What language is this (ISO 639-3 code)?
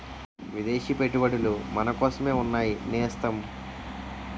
tel